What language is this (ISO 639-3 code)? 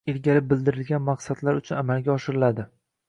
uzb